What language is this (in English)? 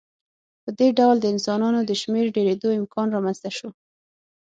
Pashto